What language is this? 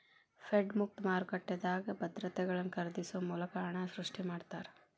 Kannada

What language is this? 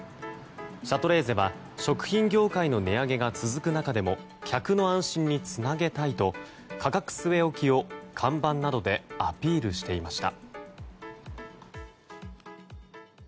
Japanese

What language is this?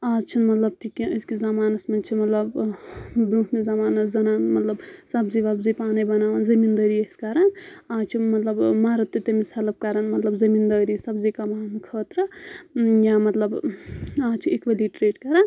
Kashmiri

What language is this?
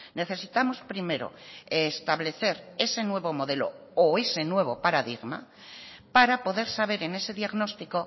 Spanish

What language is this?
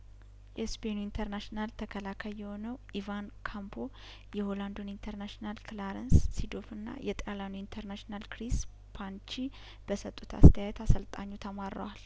Amharic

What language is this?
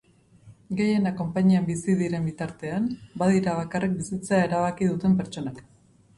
Basque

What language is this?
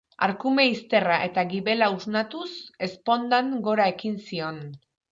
Basque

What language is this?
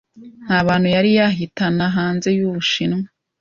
Kinyarwanda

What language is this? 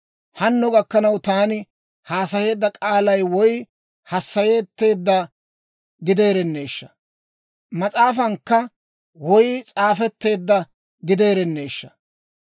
Dawro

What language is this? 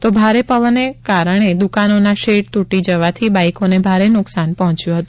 Gujarati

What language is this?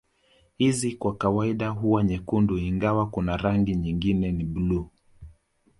Swahili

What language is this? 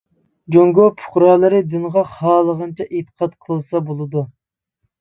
Uyghur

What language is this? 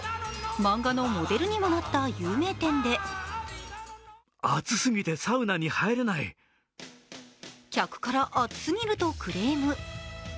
Japanese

